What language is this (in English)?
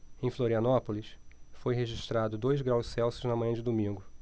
Portuguese